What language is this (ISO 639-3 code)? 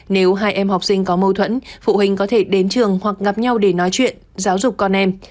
vie